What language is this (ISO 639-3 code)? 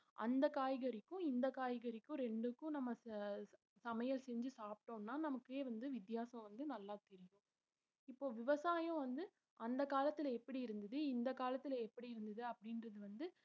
tam